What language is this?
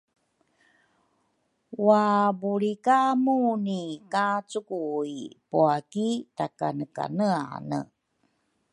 Rukai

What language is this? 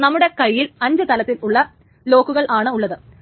Malayalam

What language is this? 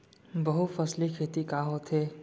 Chhattisgarhi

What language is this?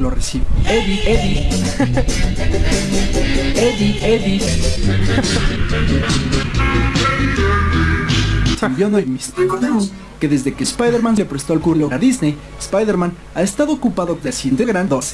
Spanish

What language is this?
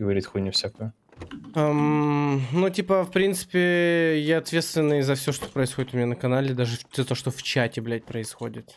Russian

